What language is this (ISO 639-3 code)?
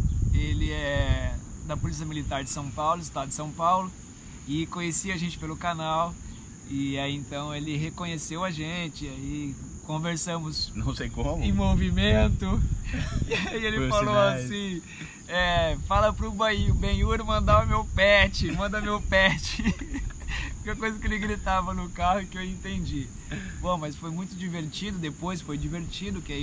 por